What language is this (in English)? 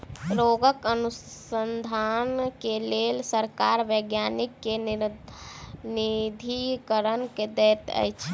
Maithili